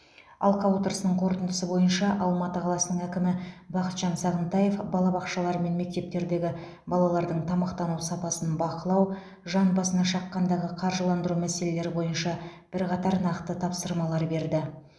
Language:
Kazakh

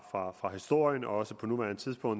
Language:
Danish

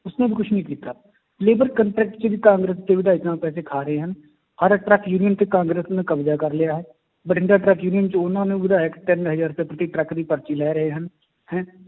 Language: Punjabi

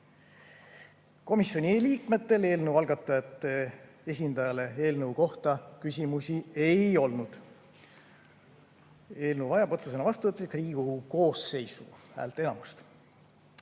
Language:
Estonian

